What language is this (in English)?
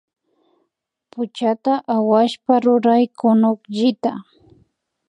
Imbabura Highland Quichua